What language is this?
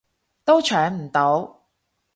Cantonese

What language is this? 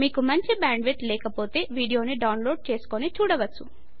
Telugu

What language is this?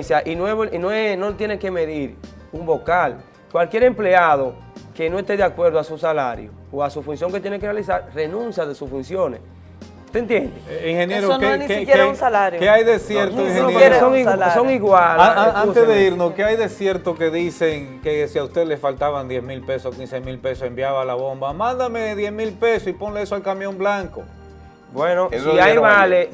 Spanish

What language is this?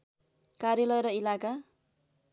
Nepali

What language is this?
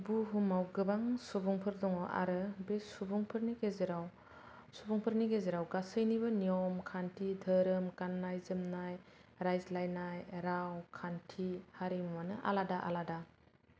Bodo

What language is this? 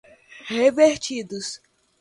Portuguese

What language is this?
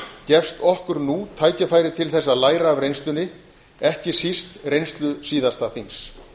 Icelandic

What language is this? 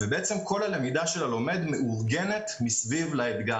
Hebrew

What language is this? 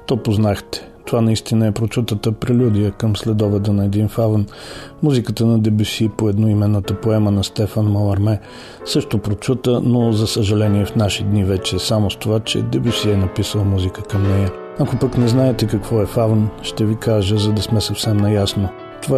Bulgarian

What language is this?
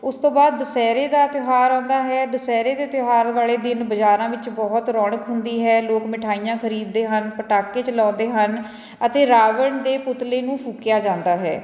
Punjabi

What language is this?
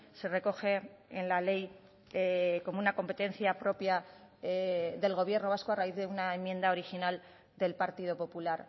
Spanish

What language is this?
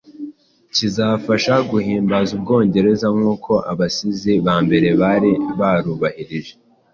Kinyarwanda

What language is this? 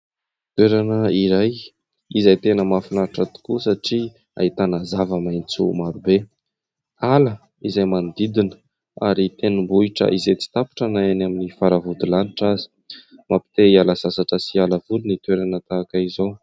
Malagasy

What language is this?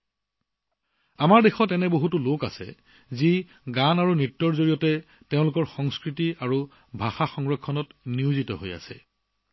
Assamese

